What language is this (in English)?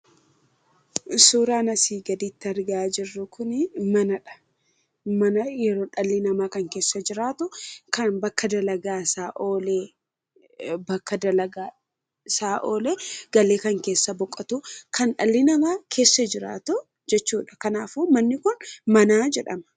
Oromo